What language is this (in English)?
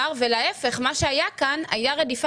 Hebrew